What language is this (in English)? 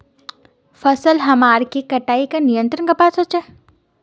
Magahi